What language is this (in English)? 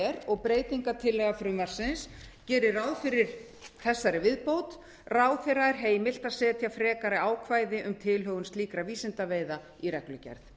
Icelandic